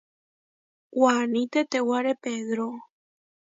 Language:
Huarijio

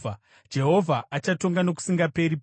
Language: Shona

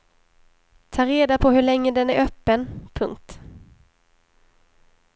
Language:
Swedish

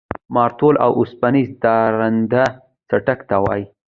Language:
Pashto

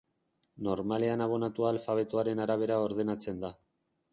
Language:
Basque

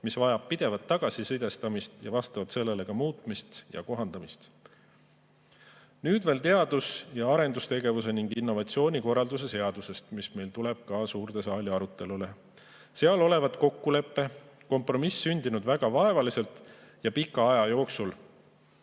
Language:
Estonian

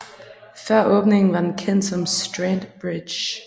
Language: Danish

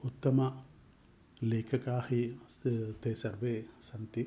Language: Sanskrit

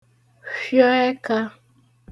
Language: Igbo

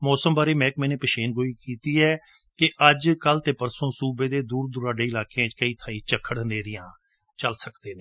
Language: Punjabi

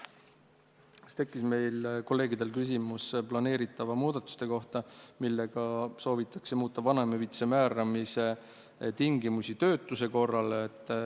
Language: Estonian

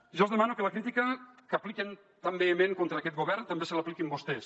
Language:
Catalan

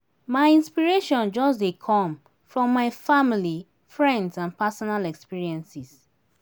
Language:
Nigerian Pidgin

